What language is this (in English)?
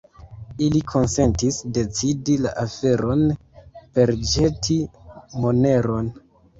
Esperanto